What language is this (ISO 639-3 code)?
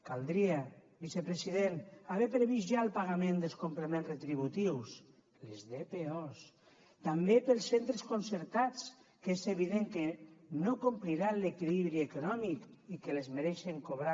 cat